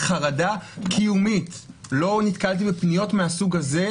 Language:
Hebrew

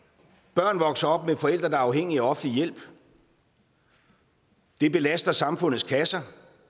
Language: Danish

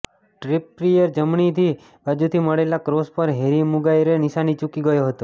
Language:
Gujarati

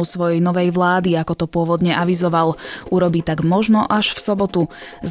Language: Slovak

